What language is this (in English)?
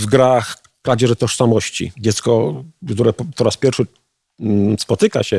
Polish